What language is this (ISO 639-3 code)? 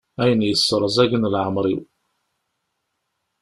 kab